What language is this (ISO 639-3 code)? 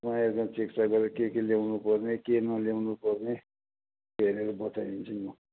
nep